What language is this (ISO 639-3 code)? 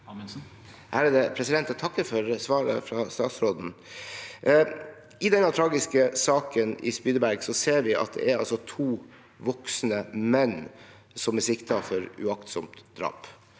nor